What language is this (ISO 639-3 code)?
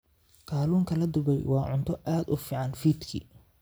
som